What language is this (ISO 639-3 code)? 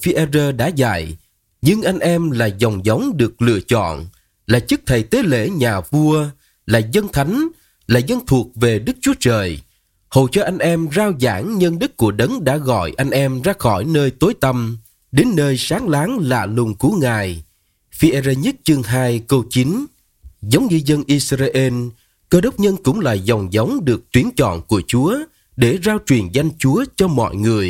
vie